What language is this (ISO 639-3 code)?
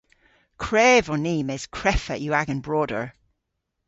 cor